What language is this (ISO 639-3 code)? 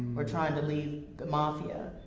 eng